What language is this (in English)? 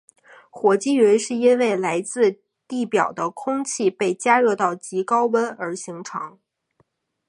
Chinese